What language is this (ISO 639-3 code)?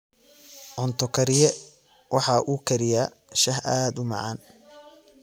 som